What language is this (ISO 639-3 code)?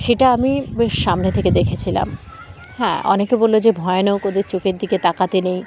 ben